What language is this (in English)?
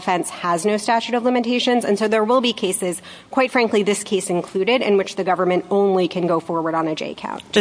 English